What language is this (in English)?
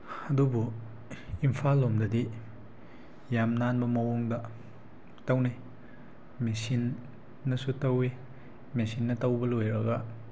Manipuri